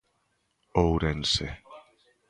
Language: Galician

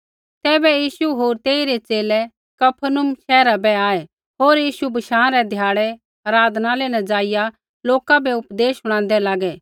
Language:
Kullu Pahari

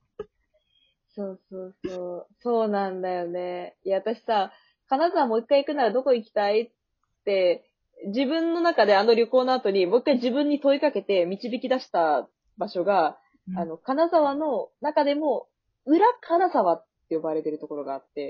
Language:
Japanese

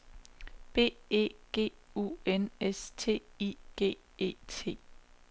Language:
Danish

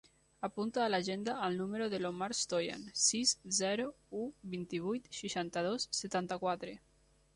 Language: Catalan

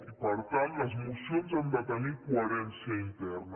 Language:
Catalan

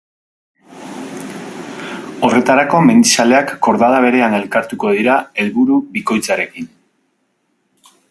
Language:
Basque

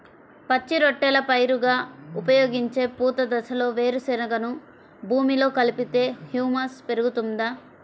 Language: Telugu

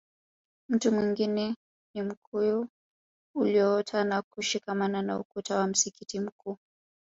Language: Swahili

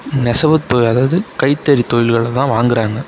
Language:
Tamil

